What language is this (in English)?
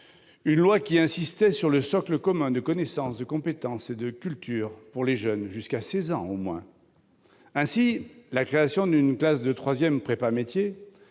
French